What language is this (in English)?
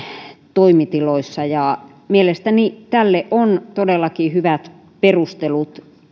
Finnish